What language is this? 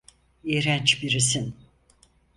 Turkish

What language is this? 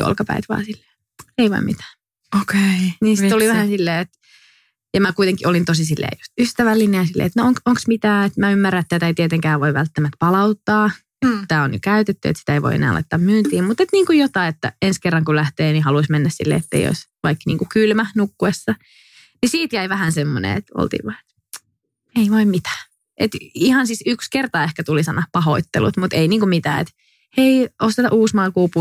Finnish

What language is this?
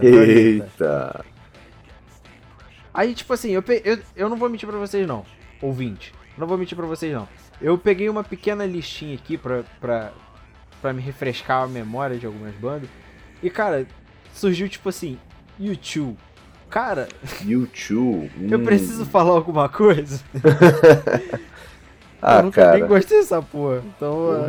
Portuguese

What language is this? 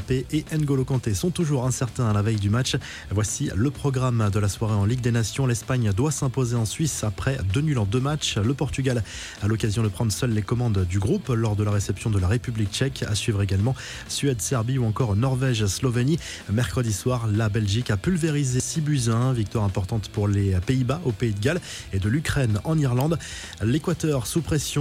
French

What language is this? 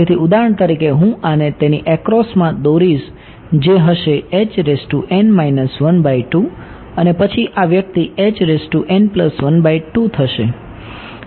Gujarati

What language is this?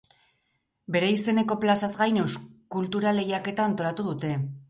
Basque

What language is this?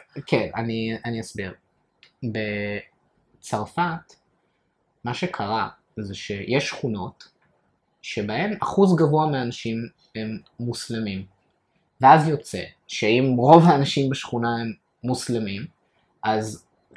Hebrew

